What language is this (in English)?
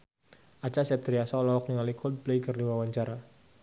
Sundanese